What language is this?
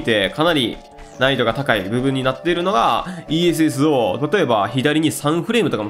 Japanese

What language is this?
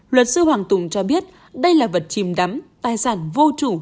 Vietnamese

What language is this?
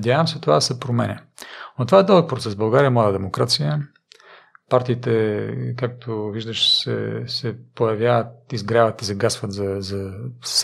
Bulgarian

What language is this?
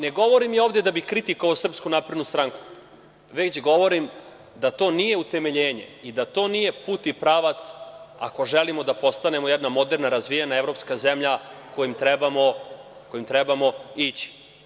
Serbian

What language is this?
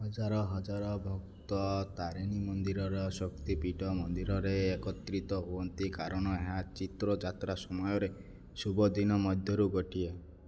Odia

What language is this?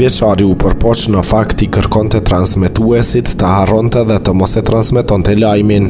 Romanian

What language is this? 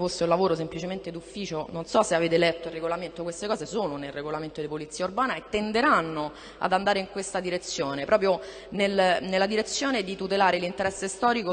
Italian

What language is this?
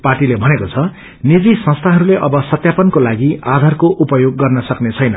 Nepali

